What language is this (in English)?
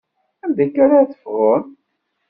Kabyle